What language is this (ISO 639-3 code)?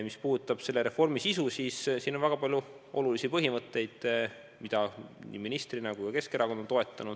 est